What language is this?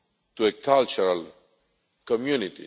English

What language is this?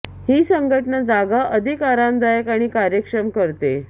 Marathi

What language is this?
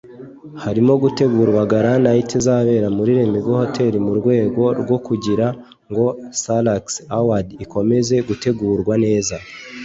Kinyarwanda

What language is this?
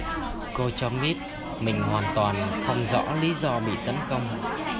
Vietnamese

